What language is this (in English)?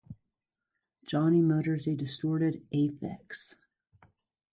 English